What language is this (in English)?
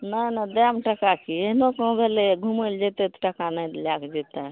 Maithili